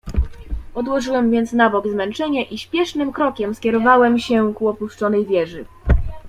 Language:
Polish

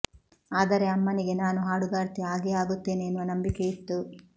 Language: Kannada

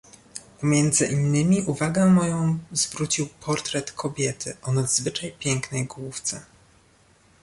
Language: Polish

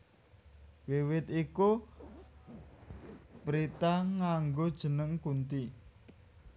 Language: Javanese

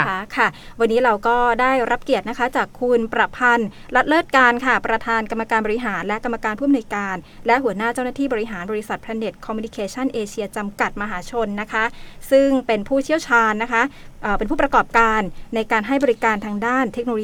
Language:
Thai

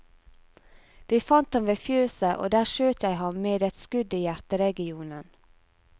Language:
Norwegian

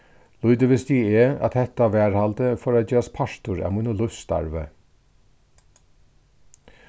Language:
Faroese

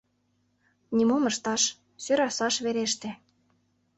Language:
Mari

